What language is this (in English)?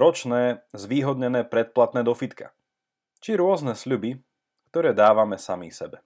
Slovak